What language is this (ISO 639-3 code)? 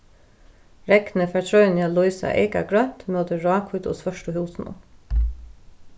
fao